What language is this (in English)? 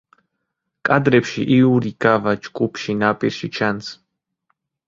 Georgian